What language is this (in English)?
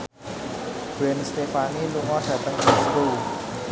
Javanese